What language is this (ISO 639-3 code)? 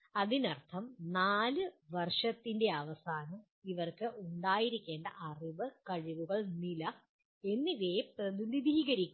mal